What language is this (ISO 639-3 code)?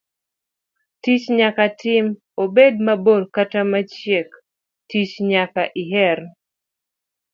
luo